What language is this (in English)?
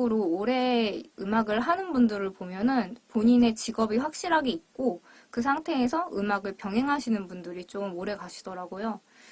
Korean